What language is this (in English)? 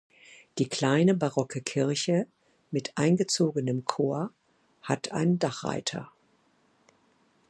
German